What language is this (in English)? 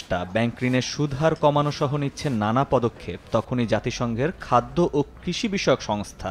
Bangla